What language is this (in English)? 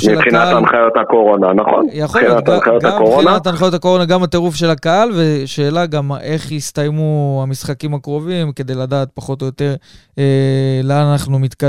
Hebrew